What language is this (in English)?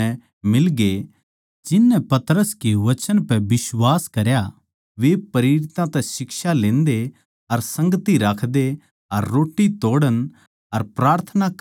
Haryanvi